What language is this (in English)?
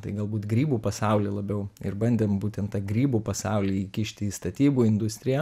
Lithuanian